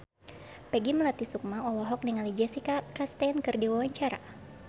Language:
Sundanese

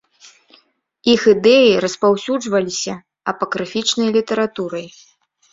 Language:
Belarusian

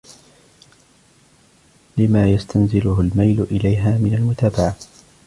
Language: Arabic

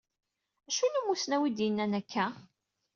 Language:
Kabyle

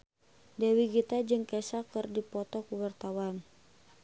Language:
Sundanese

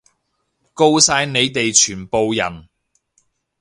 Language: Cantonese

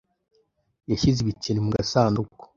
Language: Kinyarwanda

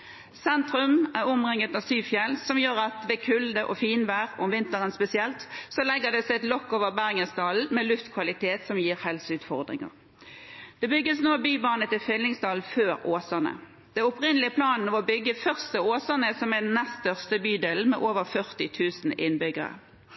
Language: Norwegian Bokmål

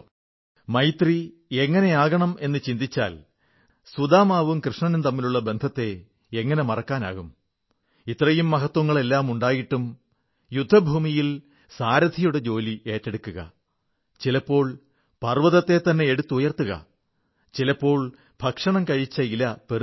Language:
Malayalam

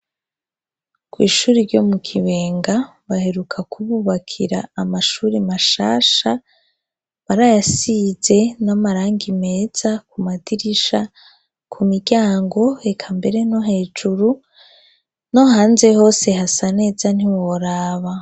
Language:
Rundi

